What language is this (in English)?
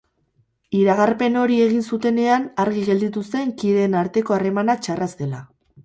Basque